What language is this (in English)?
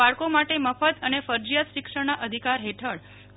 Gujarati